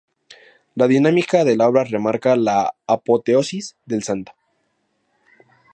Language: Spanish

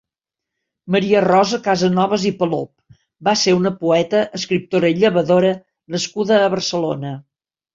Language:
Catalan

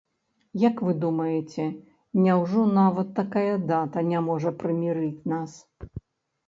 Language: Belarusian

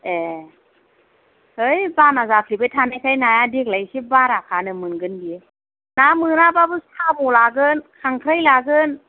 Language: Bodo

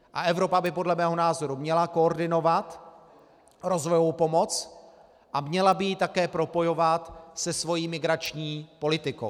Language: Czech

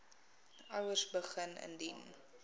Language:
Afrikaans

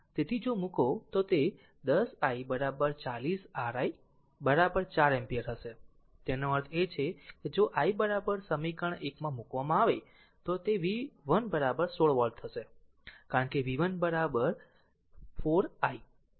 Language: Gujarati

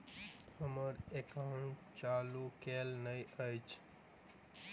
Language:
Maithili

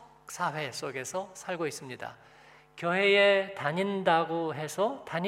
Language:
Korean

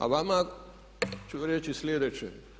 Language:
Croatian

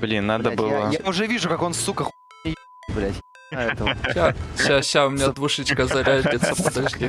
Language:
Russian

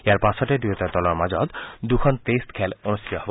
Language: Assamese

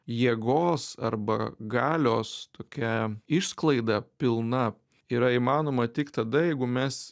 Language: Lithuanian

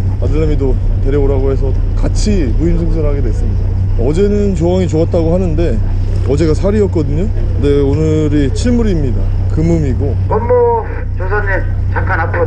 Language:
Korean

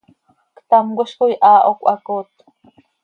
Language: Seri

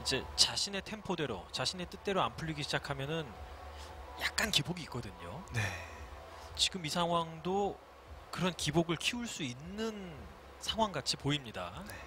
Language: Korean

